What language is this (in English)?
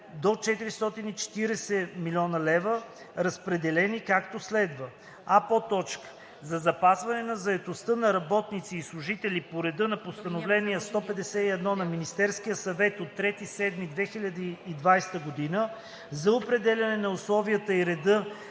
Bulgarian